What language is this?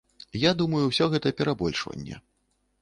Belarusian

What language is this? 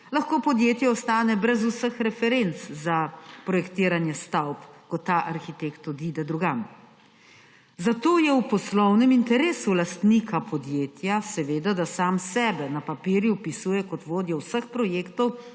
Slovenian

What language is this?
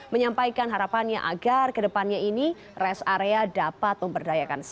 Indonesian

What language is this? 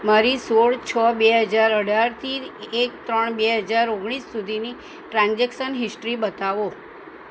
Gujarati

